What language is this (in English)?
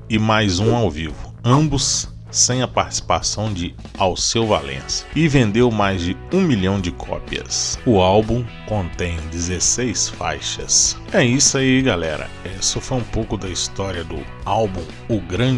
Portuguese